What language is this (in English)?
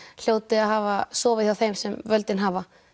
Icelandic